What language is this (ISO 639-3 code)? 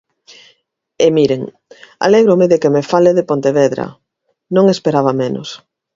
glg